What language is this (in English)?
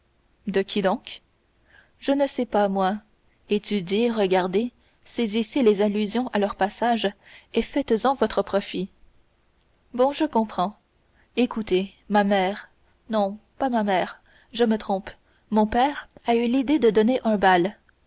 French